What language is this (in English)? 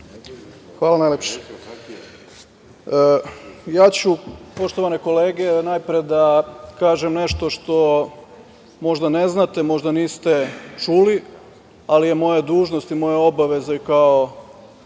Serbian